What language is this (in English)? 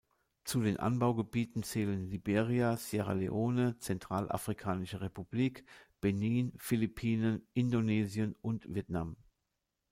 German